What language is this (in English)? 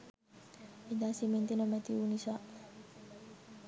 Sinhala